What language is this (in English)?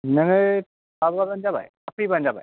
Bodo